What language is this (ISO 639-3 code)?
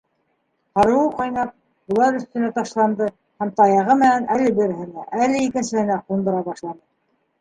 bak